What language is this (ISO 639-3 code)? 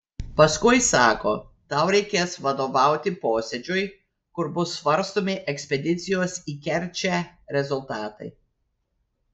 lit